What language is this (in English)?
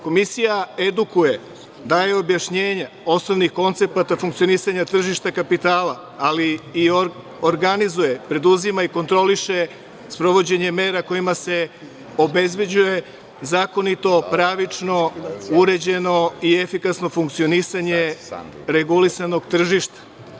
Serbian